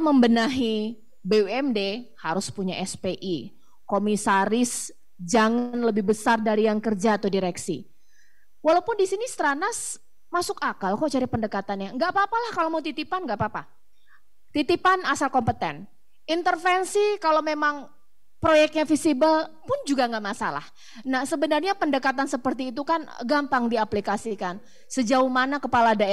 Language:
Indonesian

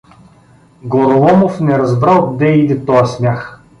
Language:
Bulgarian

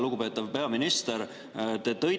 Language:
Estonian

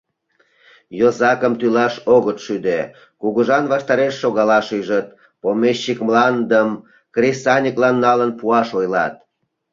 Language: Mari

